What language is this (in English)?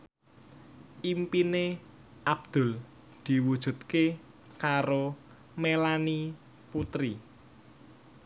Javanese